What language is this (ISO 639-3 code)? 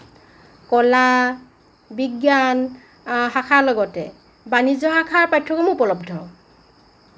asm